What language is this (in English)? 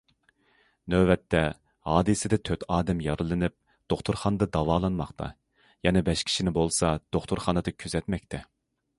Uyghur